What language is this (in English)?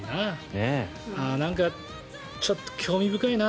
Japanese